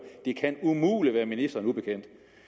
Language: Danish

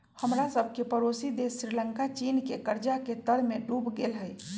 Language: Magahi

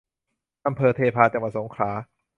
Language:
Thai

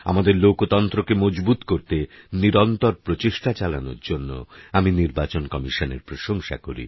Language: Bangla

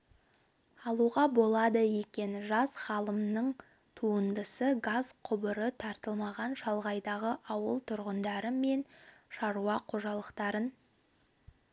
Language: Kazakh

